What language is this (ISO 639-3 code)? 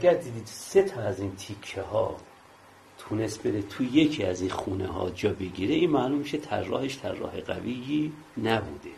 fas